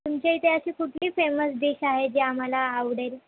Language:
Marathi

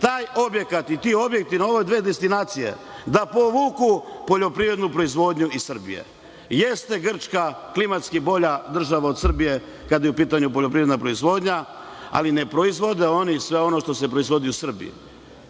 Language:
Serbian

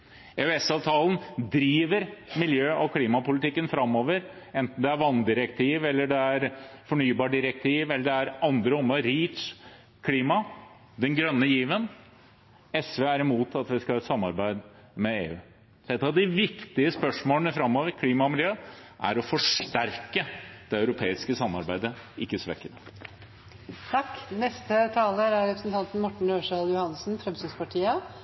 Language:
Norwegian Bokmål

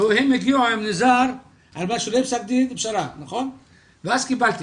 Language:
Hebrew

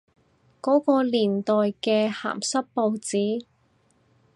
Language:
Cantonese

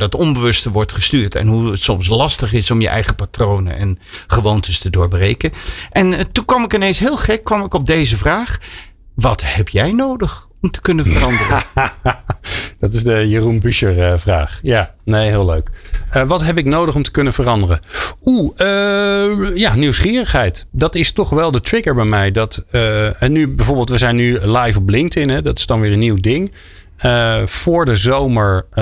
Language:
Dutch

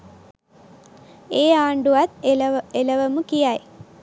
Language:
Sinhala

